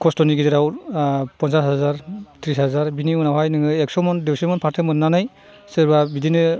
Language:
Bodo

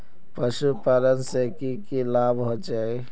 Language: Magahi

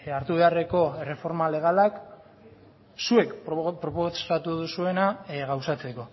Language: Basque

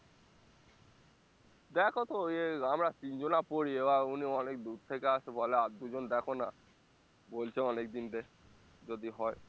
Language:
Bangla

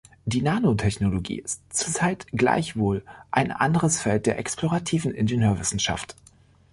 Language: German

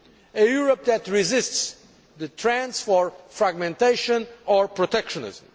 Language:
English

